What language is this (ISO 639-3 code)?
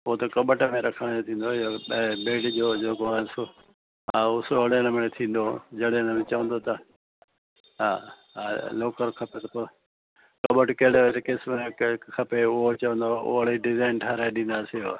snd